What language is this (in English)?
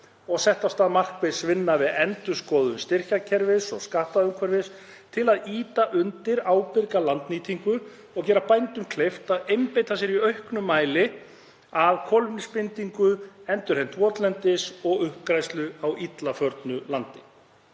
Icelandic